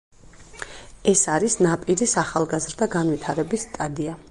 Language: Georgian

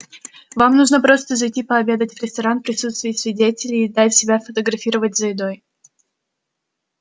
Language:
Russian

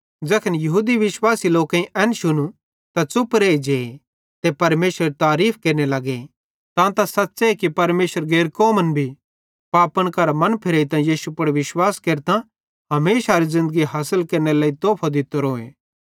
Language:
Bhadrawahi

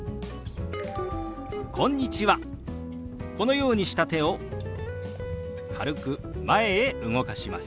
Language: Japanese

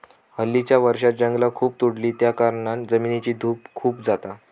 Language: Marathi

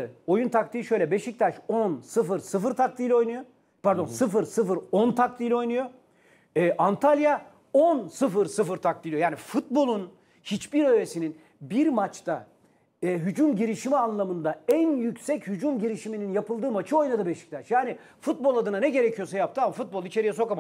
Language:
Turkish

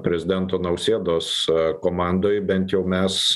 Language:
Lithuanian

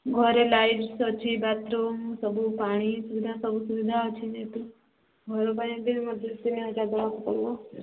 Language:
Odia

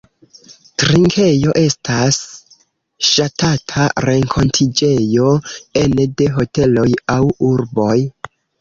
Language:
Esperanto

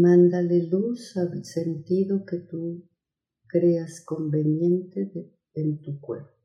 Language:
Spanish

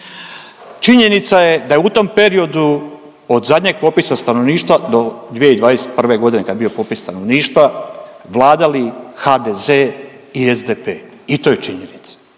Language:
Croatian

